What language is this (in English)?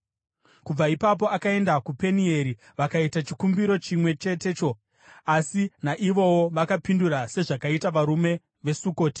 Shona